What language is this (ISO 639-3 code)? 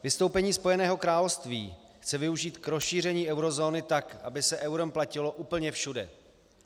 ces